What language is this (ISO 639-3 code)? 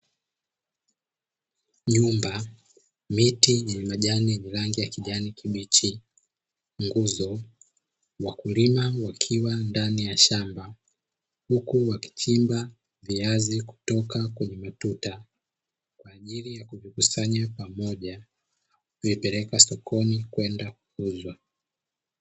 swa